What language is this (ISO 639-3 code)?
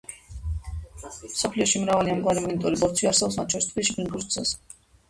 kat